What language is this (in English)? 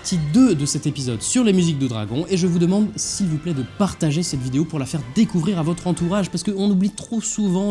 French